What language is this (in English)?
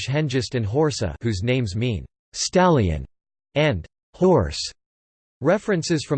English